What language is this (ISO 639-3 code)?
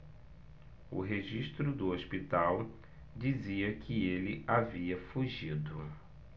por